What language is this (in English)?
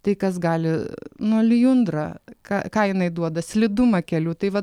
Lithuanian